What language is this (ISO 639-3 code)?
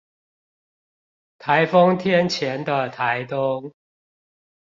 zho